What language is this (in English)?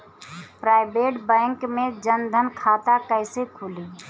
Bhojpuri